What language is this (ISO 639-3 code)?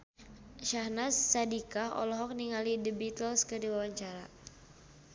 sun